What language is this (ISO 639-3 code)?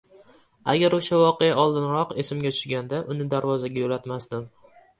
uzb